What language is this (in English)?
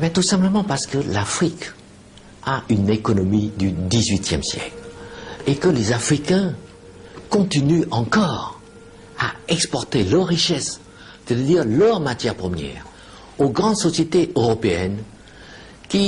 French